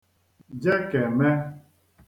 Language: Igbo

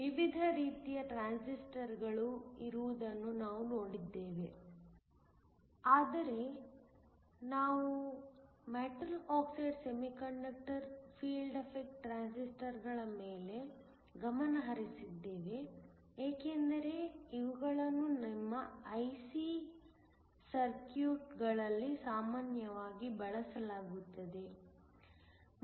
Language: Kannada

